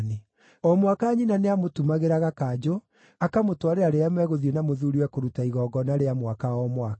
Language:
Kikuyu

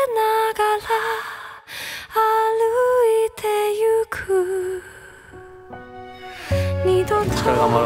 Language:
Japanese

